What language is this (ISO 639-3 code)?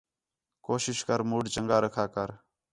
xhe